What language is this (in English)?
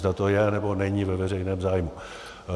Czech